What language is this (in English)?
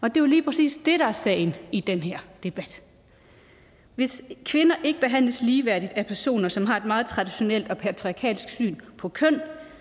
Danish